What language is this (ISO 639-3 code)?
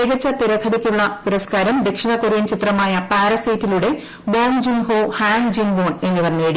mal